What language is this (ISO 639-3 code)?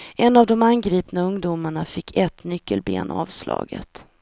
swe